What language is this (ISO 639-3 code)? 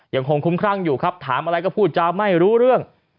tha